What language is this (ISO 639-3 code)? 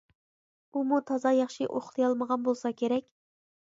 uig